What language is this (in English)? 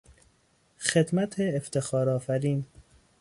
Persian